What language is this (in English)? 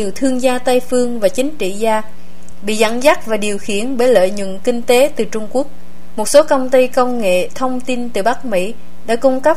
Vietnamese